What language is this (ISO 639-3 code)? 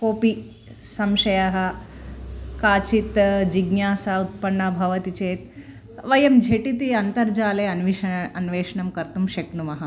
san